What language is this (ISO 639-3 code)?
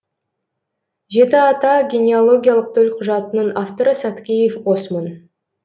kaz